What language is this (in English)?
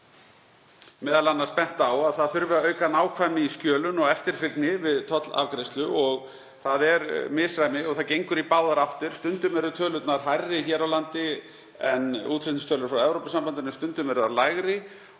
Icelandic